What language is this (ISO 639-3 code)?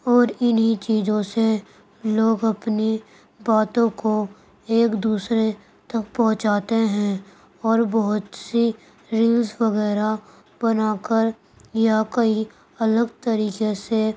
urd